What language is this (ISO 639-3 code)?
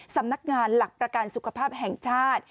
tha